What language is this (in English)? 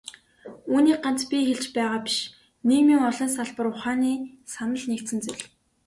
Mongolian